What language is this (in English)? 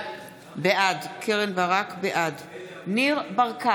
Hebrew